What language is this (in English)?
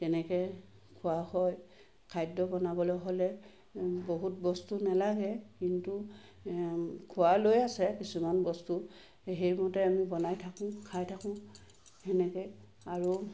Assamese